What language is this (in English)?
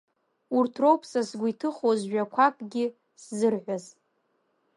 Abkhazian